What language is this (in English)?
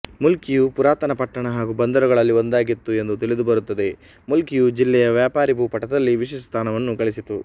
Kannada